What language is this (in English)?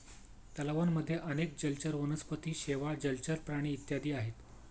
Marathi